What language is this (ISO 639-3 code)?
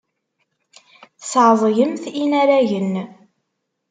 kab